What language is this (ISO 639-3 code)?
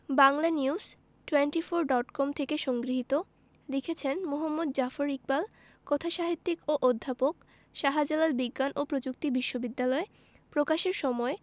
ben